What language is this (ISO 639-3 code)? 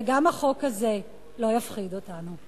heb